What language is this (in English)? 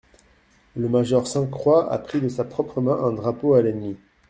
French